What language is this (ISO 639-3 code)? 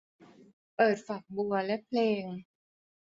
tha